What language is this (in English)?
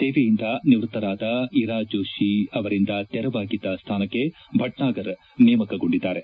Kannada